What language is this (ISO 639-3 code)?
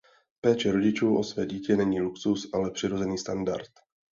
ces